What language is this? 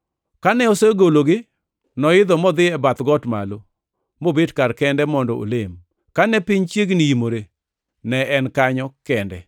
Luo (Kenya and Tanzania)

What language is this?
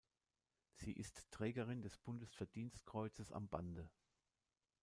German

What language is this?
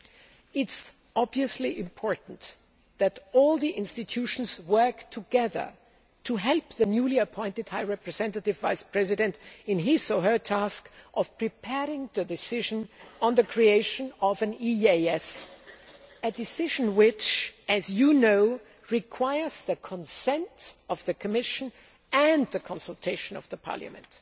English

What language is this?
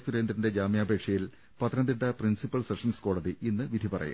Malayalam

